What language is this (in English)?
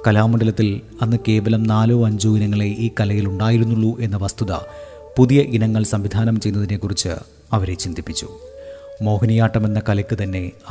Malayalam